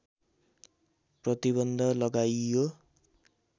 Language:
Nepali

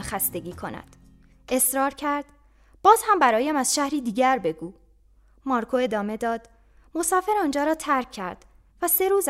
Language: Persian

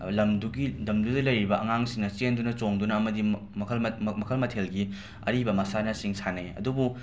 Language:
Manipuri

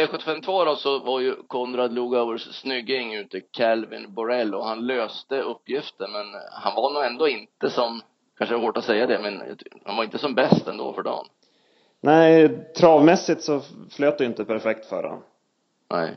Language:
Swedish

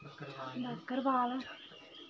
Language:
Dogri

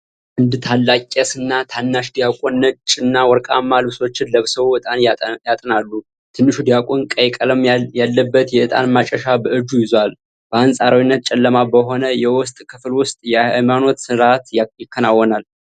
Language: Amharic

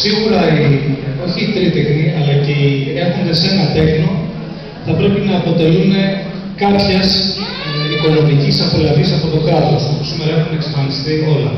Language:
Greek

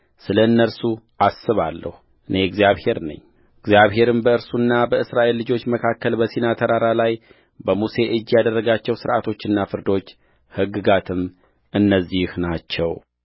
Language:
Amharic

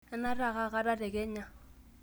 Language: Masai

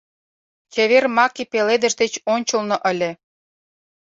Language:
Mari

